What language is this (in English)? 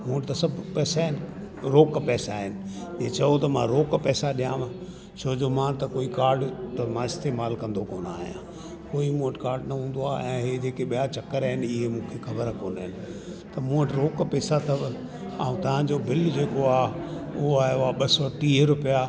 Sindhi